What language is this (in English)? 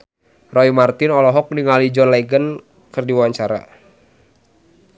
Sundanese